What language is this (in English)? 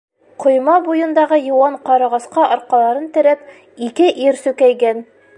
Bashkir